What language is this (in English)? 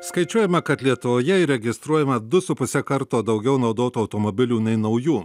Lithuanian